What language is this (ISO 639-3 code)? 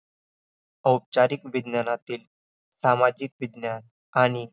mar